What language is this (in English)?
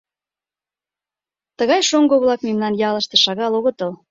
Mari